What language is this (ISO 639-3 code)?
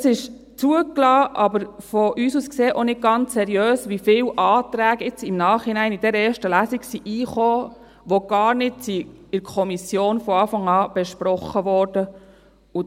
gsw